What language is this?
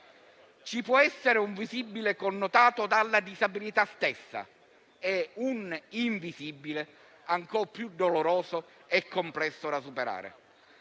Italian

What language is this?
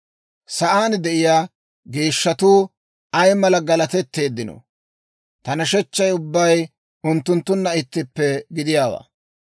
Dawro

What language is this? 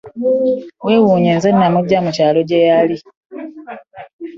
Ganda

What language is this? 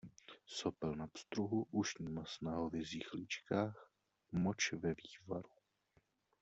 Czech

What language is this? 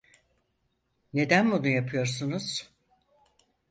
Turkish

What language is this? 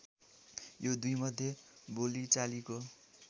Nepali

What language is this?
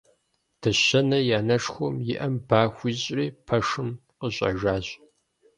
Kabardian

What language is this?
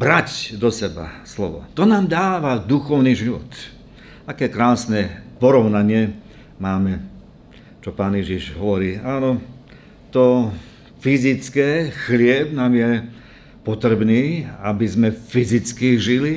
Slovak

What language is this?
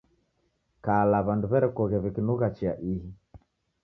Taita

